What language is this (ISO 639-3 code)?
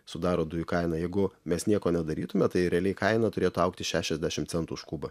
lit